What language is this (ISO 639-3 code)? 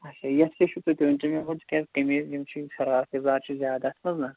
kas